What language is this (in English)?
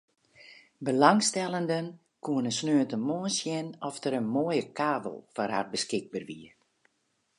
Western Frisian